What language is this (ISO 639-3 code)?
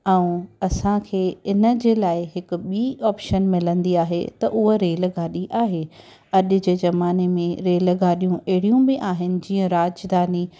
snd